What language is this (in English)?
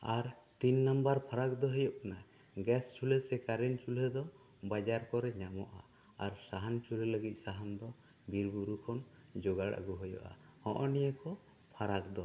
Santali